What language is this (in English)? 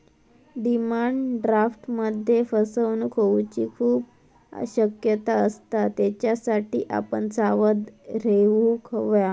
Marathi